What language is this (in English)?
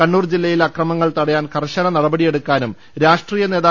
Malayalam